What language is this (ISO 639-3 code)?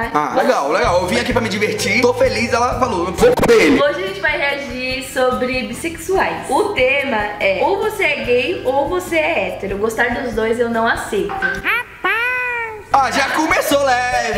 por